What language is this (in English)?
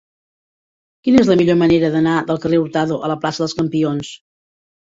Catalan